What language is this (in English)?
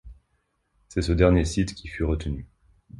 French